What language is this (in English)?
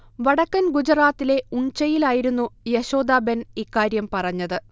Malayalam